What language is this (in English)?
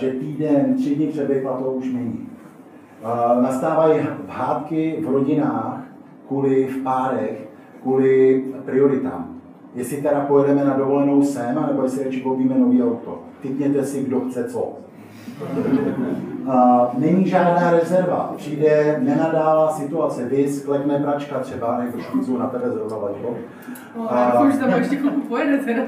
Czech